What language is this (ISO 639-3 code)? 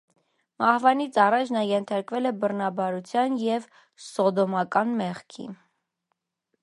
hye